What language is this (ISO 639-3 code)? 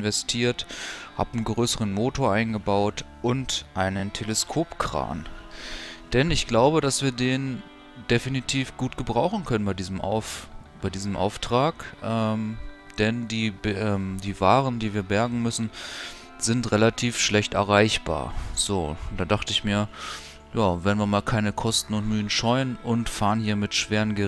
deu